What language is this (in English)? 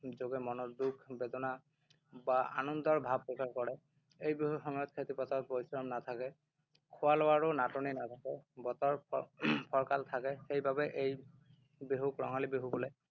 Assamese